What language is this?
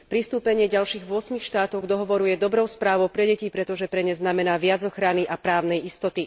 Slovak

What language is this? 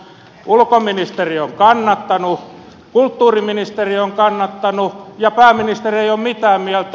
Finnish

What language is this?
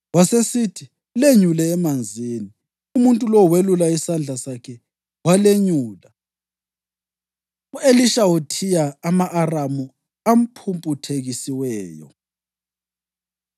North Ndebele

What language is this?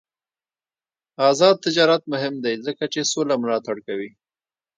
Pashto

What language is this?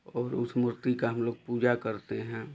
Hindi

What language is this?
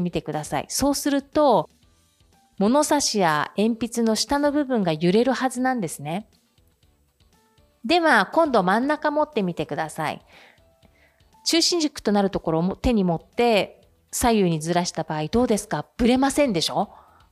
Japanese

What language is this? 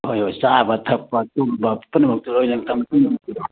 Manipuri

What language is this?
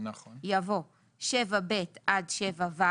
Hebrew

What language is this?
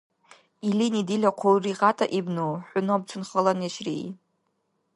Dargwa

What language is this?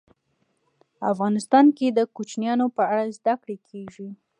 Pashto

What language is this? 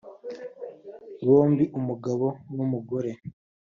Kinyarwanda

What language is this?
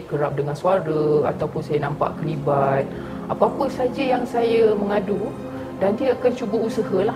Malay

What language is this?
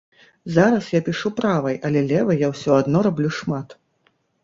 Belarusian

